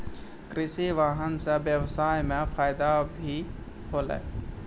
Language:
Maithili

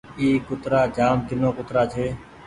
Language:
Goaria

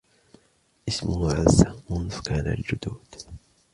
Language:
Arabic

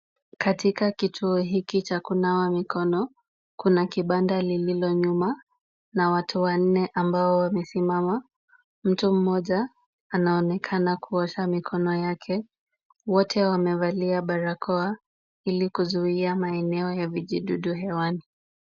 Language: Swahili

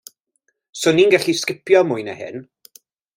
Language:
Welsh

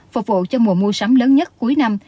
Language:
Vietnamese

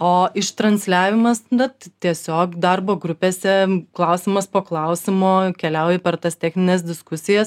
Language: Lithuanian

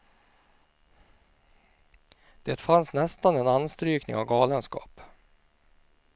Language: Swedish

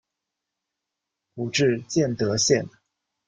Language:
Chinese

